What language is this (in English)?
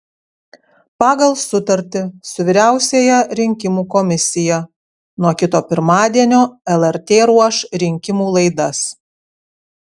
Lithuanian